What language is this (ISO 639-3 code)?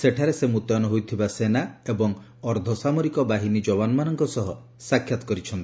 ori